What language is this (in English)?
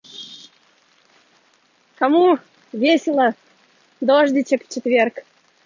Russian